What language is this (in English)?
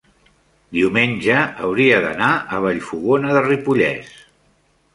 Catalan